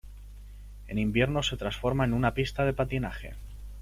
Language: Spanish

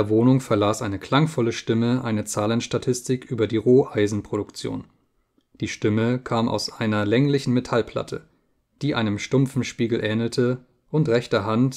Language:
German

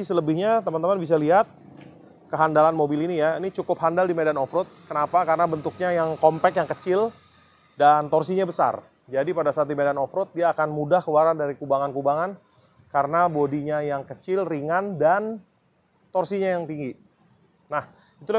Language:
Indonesian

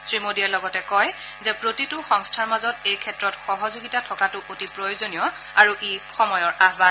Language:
Assamese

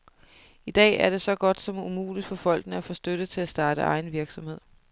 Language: Danish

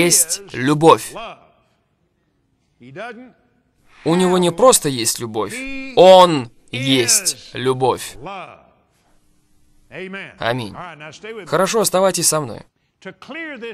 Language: Russian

